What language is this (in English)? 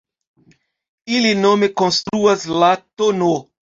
Esperanto